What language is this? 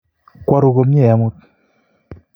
Kalenjin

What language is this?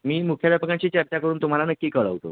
Marathi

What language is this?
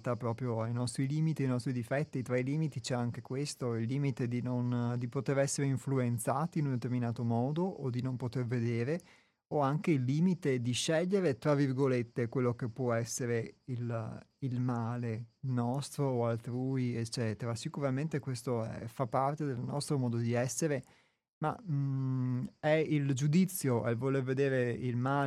Italian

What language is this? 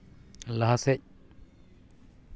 Santali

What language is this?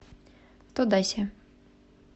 Russian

